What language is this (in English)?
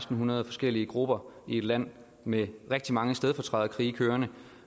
Danish